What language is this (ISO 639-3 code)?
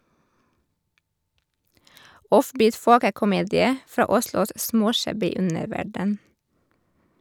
nor